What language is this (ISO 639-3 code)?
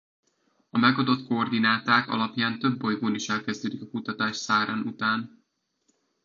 hun